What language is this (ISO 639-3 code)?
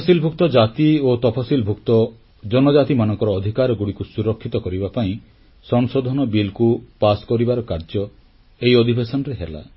ori